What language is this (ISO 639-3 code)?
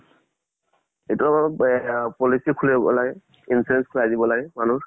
asm